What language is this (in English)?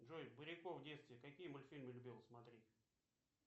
Russian